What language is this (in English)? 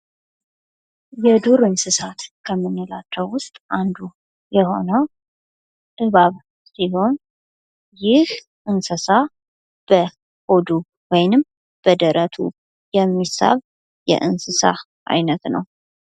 Amharic